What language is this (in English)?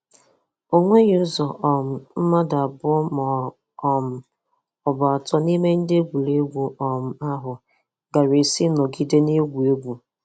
Igbo